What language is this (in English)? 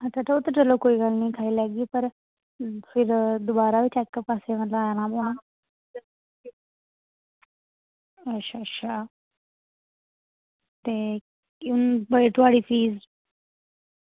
Dogri